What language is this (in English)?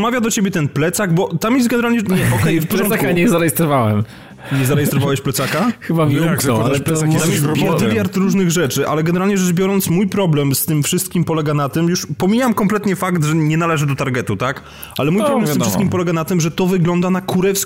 Polish